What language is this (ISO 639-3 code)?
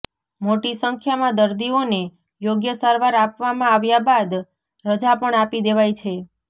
guj